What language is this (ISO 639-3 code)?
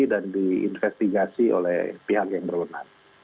ind